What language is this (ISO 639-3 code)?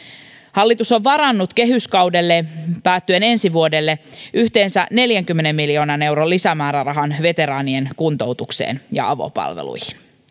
fin